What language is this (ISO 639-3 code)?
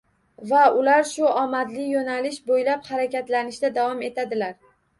uzb